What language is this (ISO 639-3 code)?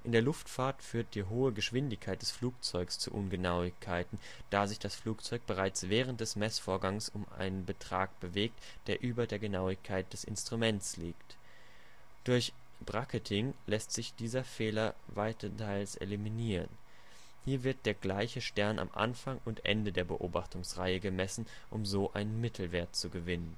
deu